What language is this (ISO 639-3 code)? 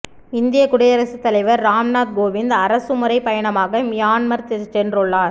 tam